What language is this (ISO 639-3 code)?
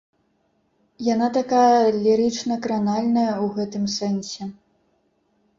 bel